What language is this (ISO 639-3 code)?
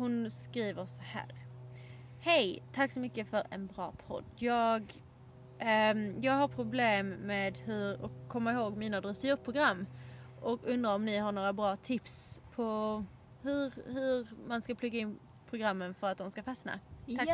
swe